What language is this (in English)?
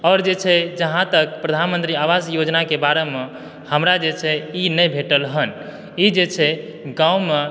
Maithili